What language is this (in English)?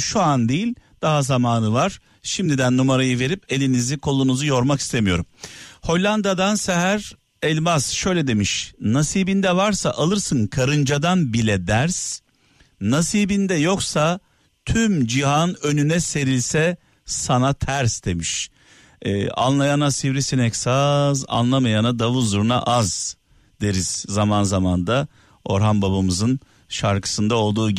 Turkish